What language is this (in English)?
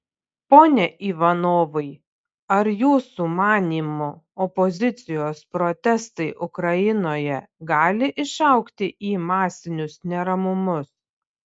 Lithuanian